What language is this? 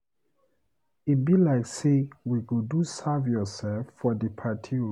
Nigerian Pidgin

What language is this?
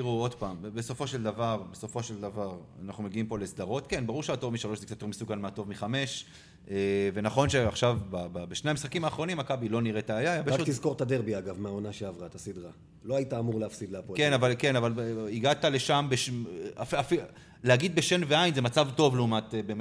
Hebrew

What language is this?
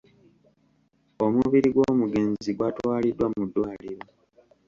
Ganda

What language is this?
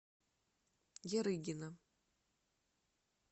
Russian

